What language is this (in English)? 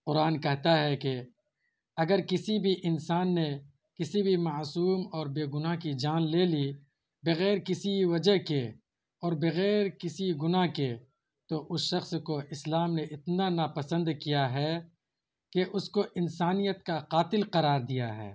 Urdu